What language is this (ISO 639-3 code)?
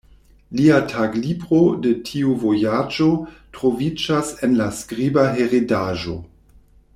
epo